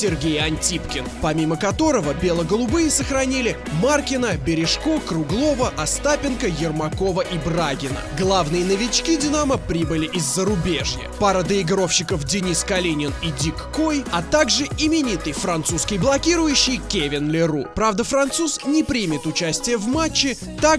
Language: Russian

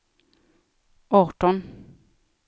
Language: Swedish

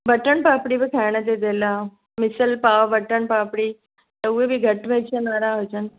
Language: Sindhi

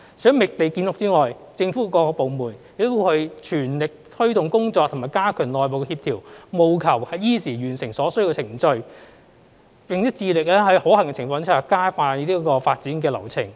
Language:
Cantonese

